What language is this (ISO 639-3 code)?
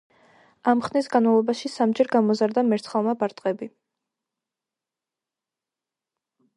kat